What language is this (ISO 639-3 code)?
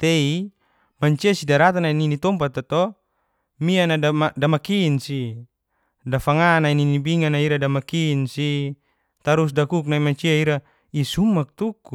ges